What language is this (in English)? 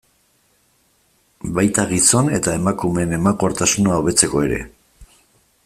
Basque